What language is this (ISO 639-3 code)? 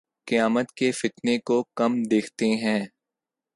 urd